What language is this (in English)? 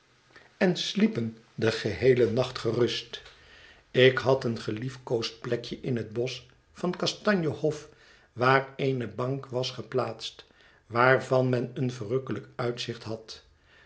Dutch